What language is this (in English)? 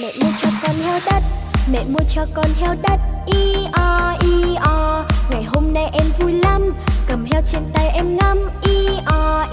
Vietnamese